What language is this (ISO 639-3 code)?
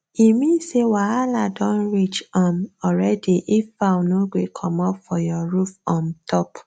pcm